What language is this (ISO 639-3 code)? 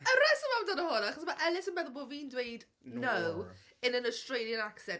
cym